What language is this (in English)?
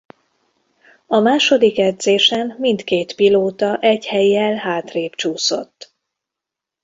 Hungarian